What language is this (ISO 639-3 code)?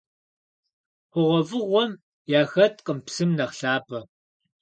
kbd